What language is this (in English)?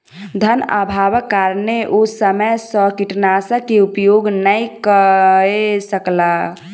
Maithili